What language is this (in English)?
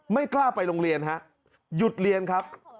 Thai